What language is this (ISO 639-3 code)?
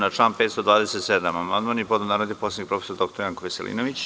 srp